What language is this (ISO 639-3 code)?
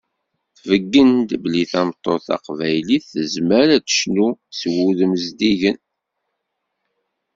kab